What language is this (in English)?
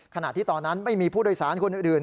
Thai